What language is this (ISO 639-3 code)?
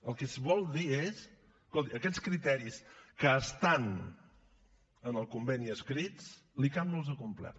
cat